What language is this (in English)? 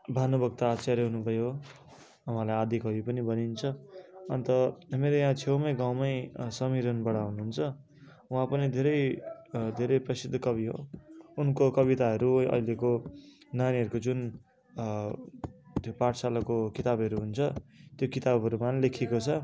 Nepali